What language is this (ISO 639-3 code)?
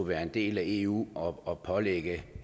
dan